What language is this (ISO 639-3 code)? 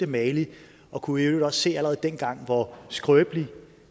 dan